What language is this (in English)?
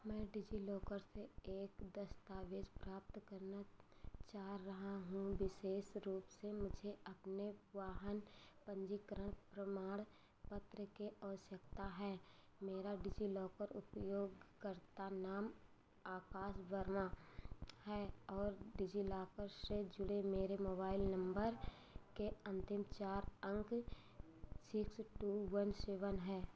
Hindi